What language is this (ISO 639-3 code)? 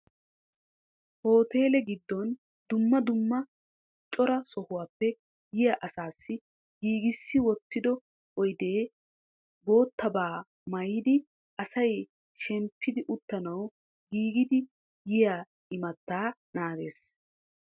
wal